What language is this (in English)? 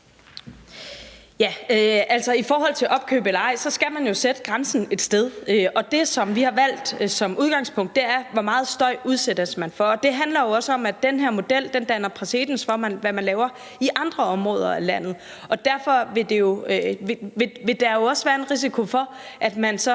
Danish